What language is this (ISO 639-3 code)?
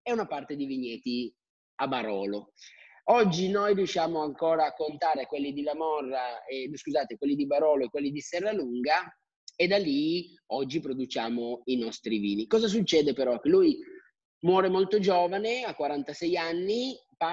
ita